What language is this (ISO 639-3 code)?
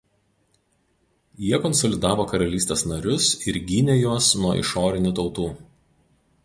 lit